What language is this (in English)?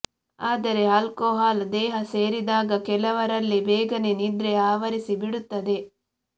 Kannada